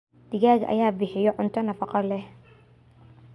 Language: Somali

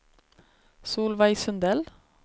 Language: Swedish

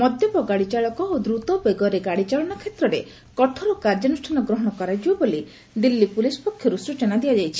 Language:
Odia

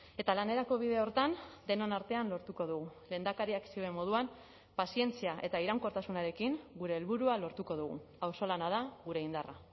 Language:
Basque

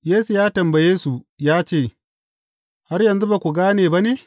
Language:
Hausa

